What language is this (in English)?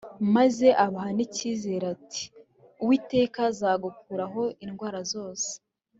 Kinyarwanda